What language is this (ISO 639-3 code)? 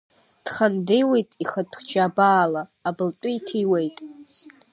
abk